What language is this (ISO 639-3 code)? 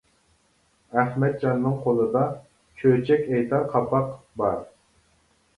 uig